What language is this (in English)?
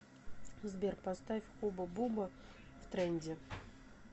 Russian